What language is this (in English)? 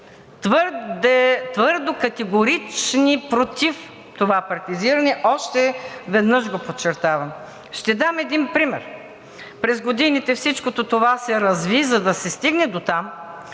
Bulgarian